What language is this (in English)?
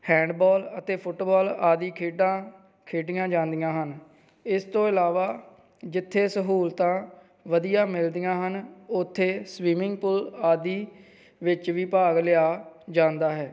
Punjabi